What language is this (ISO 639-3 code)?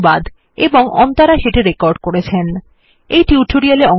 ben